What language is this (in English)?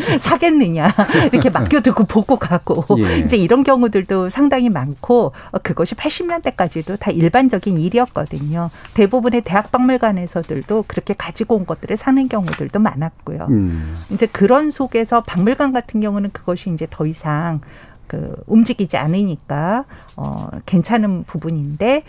Korean